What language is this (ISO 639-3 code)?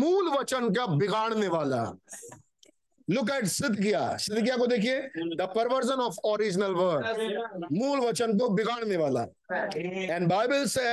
hin